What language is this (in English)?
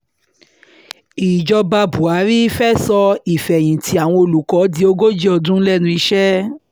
Yoruba